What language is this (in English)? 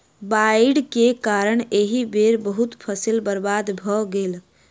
Maithili